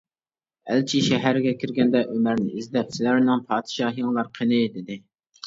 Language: Uyghur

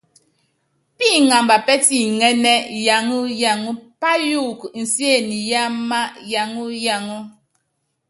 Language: Yangben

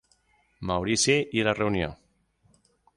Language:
Catalan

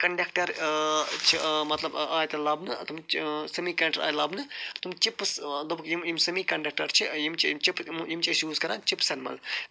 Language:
Kashmiri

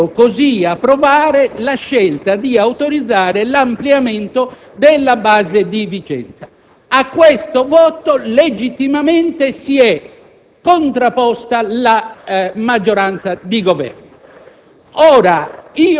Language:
Italian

